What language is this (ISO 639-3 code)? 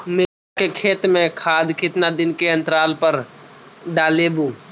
mag